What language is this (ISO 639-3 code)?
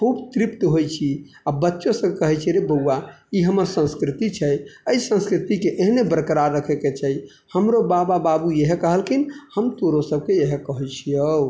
mai